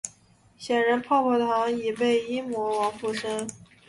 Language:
Chinese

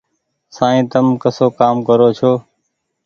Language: Goaria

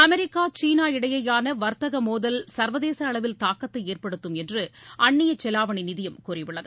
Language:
Tamil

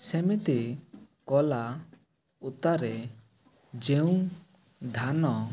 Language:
Odia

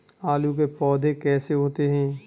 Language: Hindi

